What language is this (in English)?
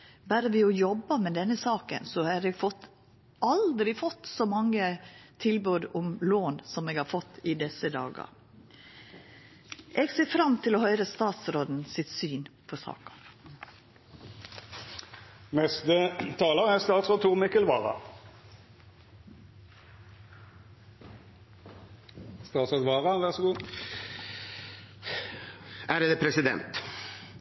Norwegian Nynorsk